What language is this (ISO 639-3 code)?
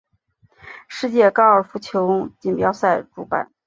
zho